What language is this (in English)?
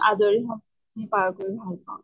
Assamese